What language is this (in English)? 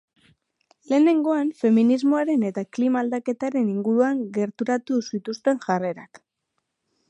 Basque